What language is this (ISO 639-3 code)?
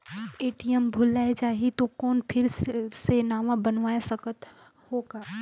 hne